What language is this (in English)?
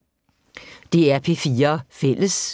Danish